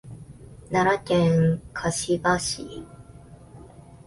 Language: Japanese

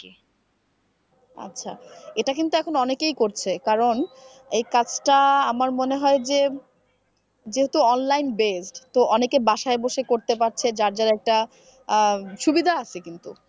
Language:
Bangla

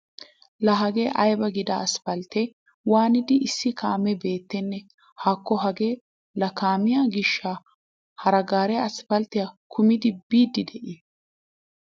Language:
Wolaytta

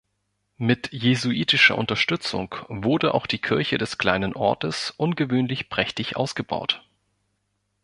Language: German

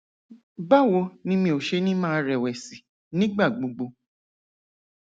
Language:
Yoruba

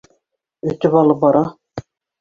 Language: Bashkir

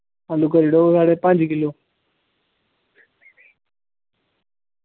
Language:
Dogri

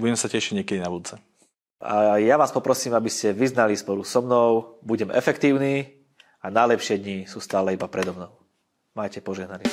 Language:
Slovak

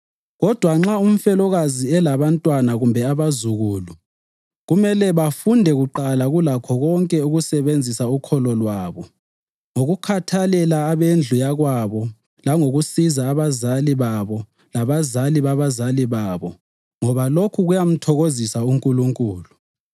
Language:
North Ndebele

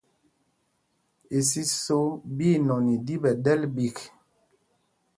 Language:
Mpumpong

